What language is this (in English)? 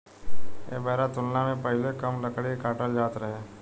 Bhojpuri